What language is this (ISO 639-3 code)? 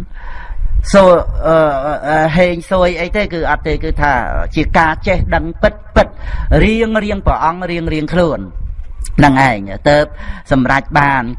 vie